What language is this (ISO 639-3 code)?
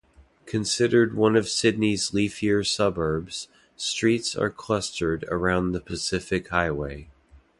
eng